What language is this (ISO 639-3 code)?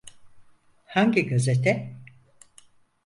tur